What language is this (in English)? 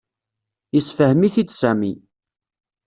Kabyle